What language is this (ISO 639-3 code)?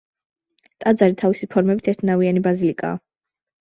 kat